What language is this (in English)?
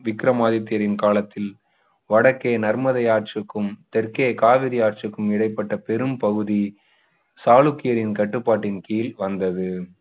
Tamil